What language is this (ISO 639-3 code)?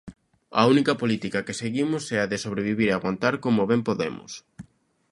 glg